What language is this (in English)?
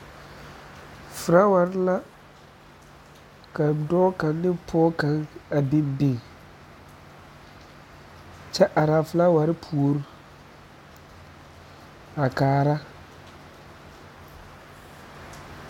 Southern Dagaare